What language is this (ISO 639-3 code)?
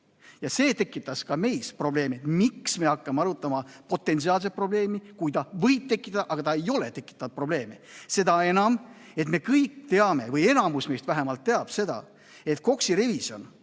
est